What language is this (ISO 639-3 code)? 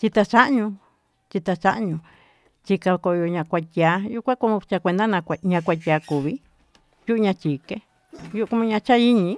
mtu